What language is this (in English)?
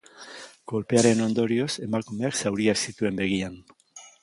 Basque